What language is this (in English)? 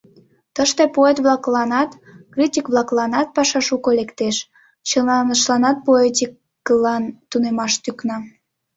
Mari